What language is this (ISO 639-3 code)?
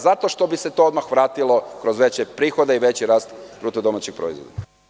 srp